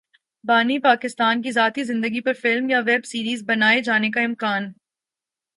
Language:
Urdu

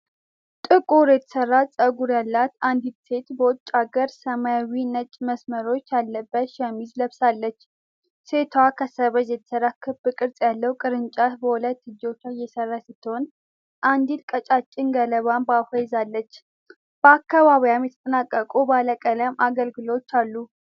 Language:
Amharic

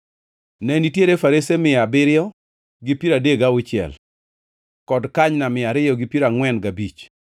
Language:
Luo (Kenya and Tanzania)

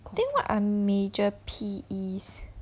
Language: English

